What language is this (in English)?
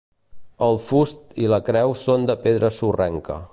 Catalan